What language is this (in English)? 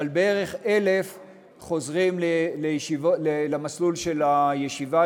Hebrew